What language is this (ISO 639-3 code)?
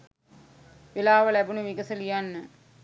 sin